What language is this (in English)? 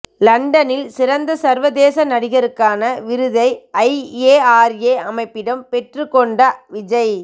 Tamil